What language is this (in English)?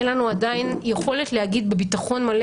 Hebrew